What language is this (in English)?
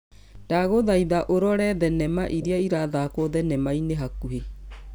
Kikuyu